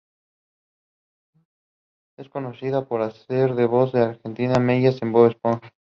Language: Spanish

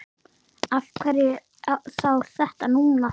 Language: Icelandic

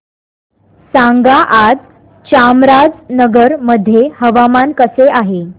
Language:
Marathi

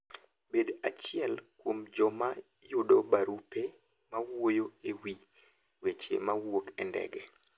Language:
Luo (Kenya and Tanzania)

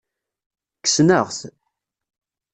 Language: Kabyle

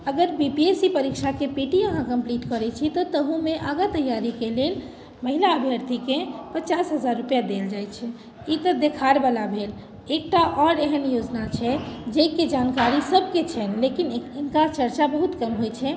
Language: Maithili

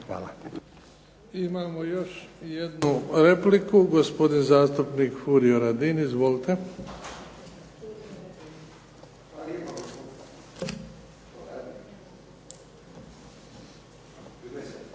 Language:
Croatian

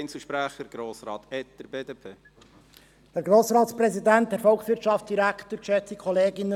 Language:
Swiss German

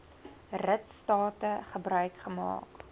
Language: Afrikaans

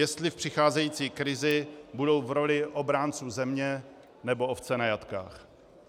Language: Czech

